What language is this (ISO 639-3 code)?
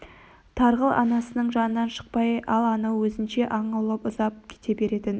kaz